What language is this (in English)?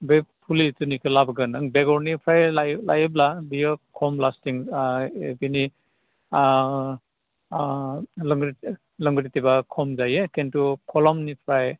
Bodo